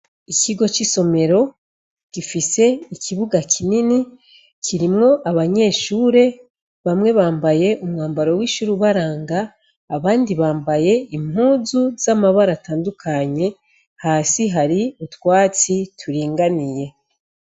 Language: Rundi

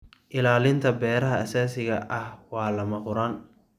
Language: Somali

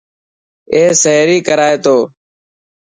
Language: Dhatki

